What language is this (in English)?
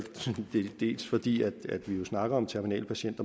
Danish